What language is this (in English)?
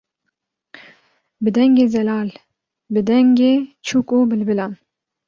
Kurdish